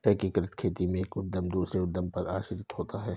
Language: Hindi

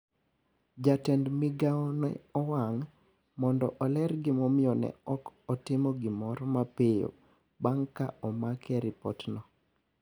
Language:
Luo (Kenya and Tanzania)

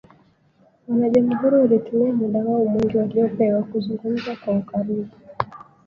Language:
Swahili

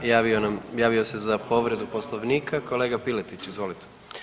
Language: Croatian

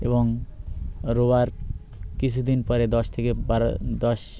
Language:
Bangla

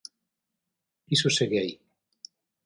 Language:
Galician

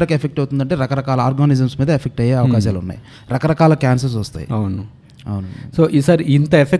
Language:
Telugu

